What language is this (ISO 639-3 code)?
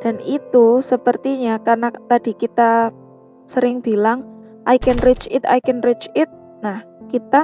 ind